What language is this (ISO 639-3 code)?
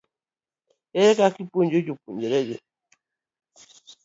luo